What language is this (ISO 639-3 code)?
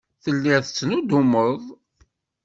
kab